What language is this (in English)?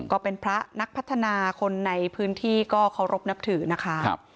Thai